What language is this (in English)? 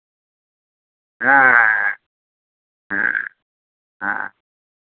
Santali